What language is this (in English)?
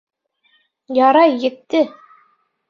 Bashkir